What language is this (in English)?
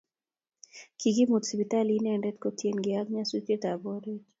Kalenjin